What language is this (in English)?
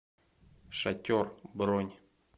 Russian